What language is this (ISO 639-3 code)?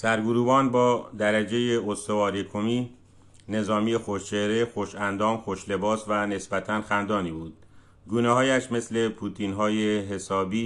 fas